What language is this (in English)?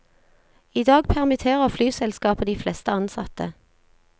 Norwegian